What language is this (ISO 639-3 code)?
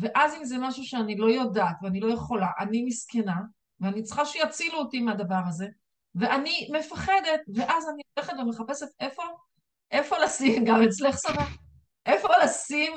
heb